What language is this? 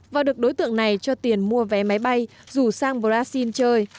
Vietnamese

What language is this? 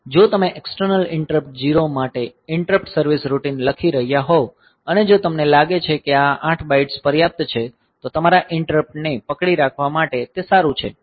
Gujarati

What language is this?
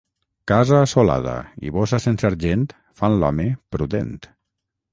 Catalan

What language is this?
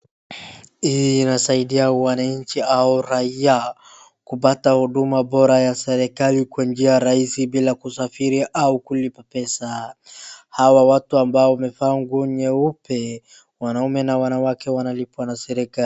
Swahili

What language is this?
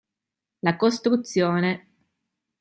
Italian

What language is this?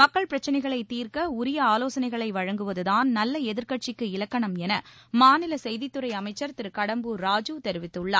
Tamil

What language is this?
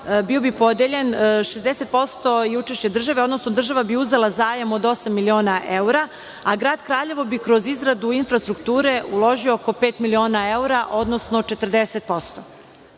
Serbian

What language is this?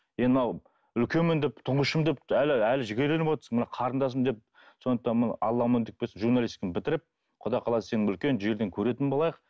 Kazakh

